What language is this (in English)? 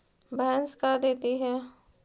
Magahi